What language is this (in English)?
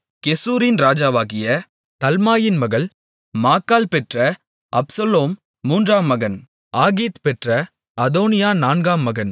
Tamil